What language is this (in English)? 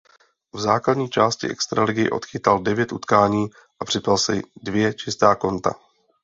Czech